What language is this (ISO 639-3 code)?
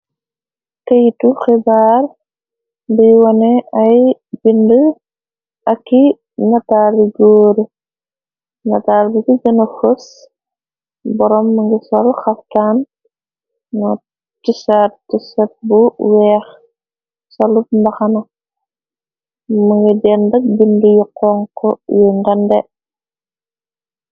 wol